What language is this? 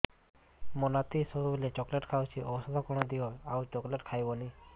Odia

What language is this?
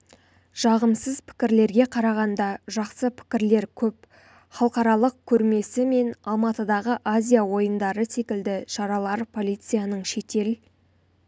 Kazakh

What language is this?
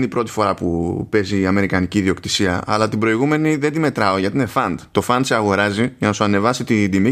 Greek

